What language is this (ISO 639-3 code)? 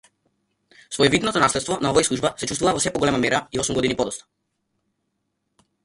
mkd